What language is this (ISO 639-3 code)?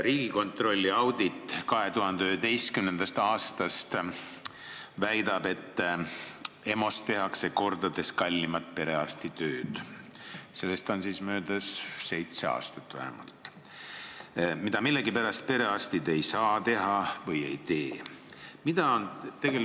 est